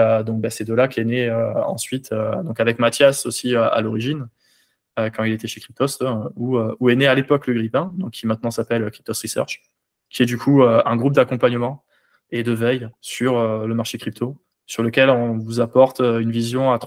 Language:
French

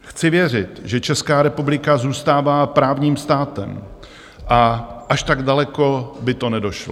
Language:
Czech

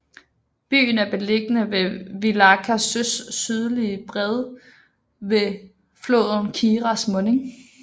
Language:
Danish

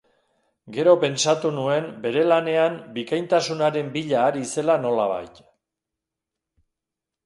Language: Basque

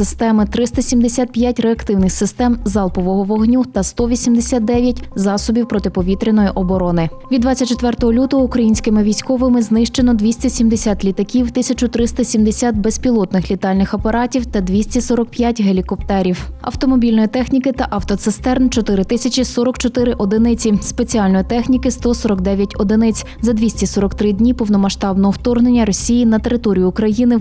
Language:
Ukrainian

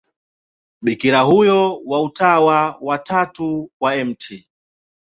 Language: Swahili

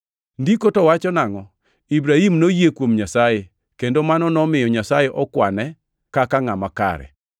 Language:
Luo (Kenya and Tanzania)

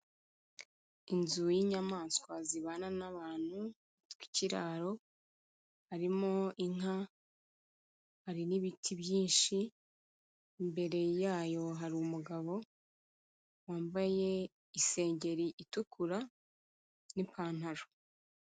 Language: Kinyarwanda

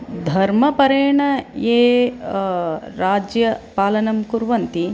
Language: Sanskrit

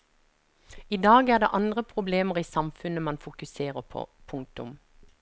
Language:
Norwegian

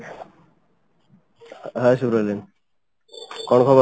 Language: Odia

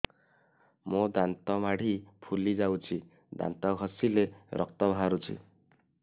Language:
Odia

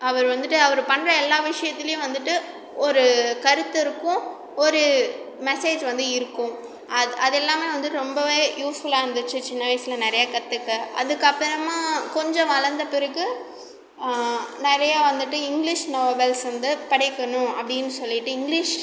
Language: Tamil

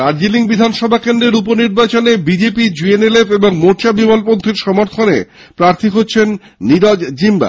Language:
Bangla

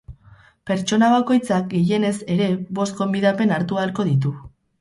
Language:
Basque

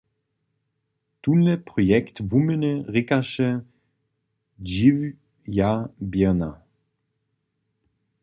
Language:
Upper Sorbian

